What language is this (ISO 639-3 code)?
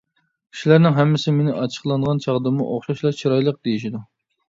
uig